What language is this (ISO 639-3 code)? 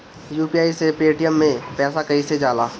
bho